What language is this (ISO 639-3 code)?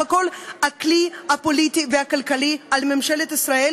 heb